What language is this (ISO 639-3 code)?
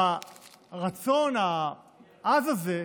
heb